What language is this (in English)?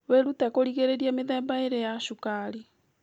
Kikuyu